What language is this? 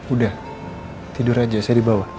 Indonesian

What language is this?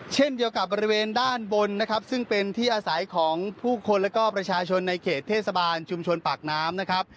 Thai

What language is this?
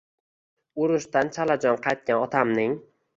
Uzbek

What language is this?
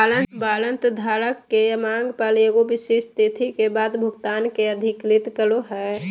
Magahi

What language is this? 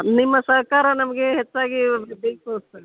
Kannada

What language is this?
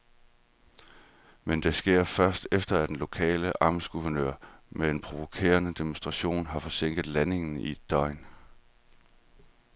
Danish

